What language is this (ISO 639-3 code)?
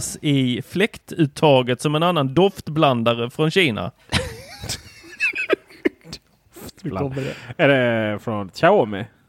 swe